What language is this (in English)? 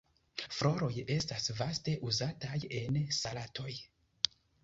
Esperanto